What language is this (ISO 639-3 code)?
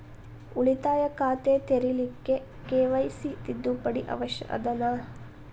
kan